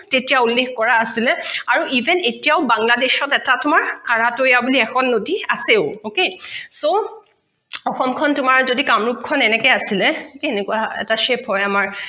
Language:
Assamese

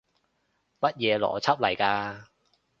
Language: Cantonese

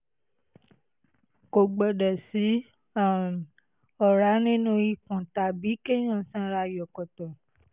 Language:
Yoruba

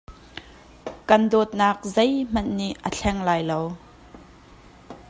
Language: Hakha Chin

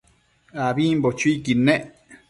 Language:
Matsés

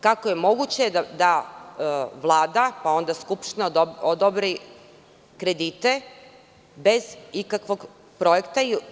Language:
Serbian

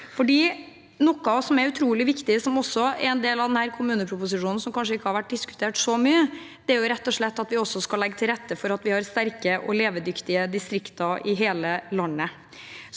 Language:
Norwegian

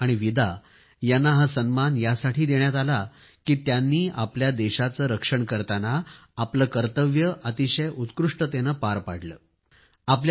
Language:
Marathi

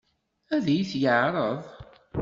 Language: Kabyle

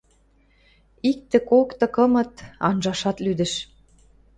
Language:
Western Mari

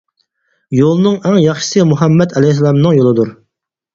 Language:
Uyghur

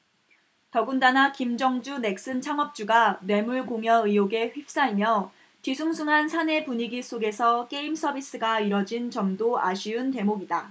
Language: Korean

